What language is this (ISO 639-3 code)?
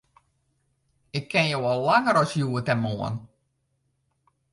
fry